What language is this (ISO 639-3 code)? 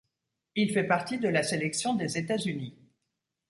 fra